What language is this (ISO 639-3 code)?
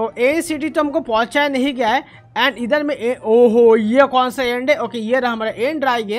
hin